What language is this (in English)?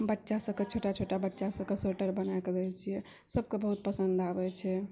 Maithili